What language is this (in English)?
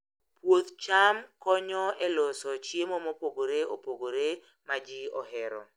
Luo (Kenya and Tanzania)